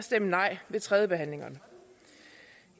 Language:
Danish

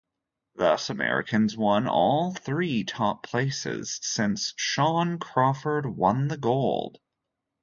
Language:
English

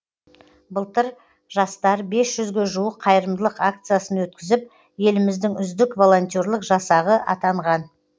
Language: Kazakh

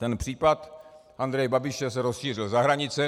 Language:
Czech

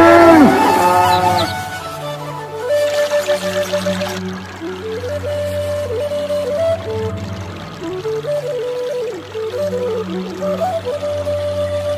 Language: Arabic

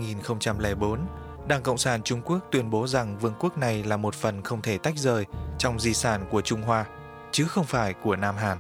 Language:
Vietnamese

